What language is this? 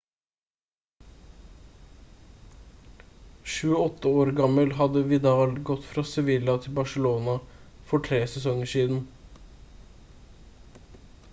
Norwegian Bokmål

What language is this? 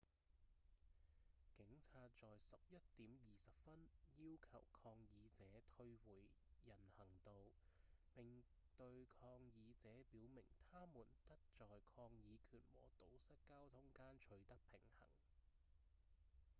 Cantonese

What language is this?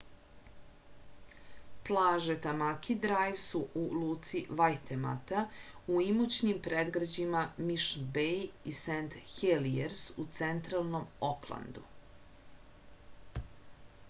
Serbian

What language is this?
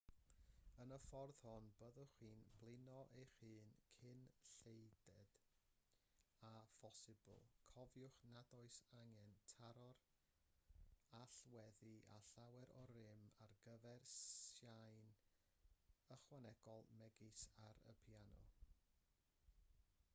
Welsh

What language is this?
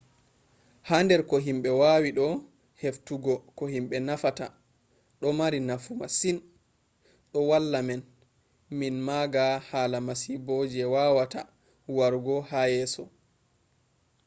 Fula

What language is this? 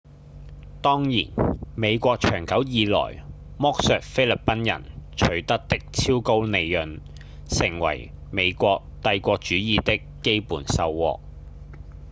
Cantonese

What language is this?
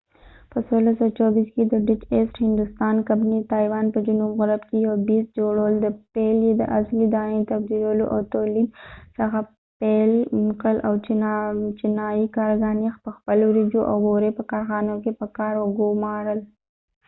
Pashto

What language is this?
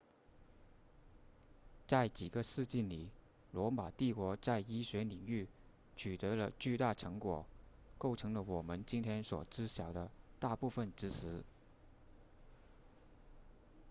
Chinese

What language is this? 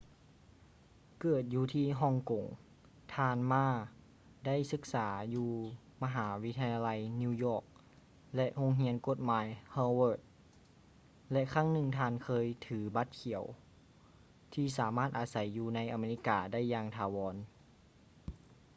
Lao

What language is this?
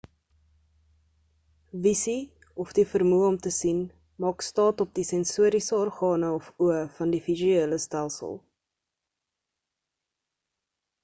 Afrikaans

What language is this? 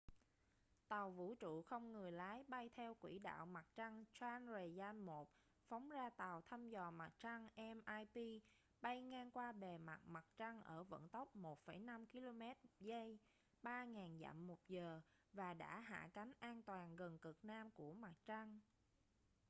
Vietnamese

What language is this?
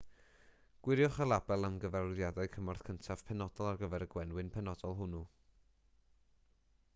Welsh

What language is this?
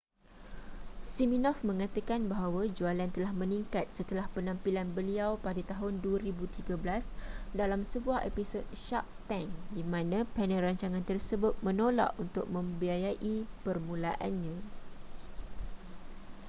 Malay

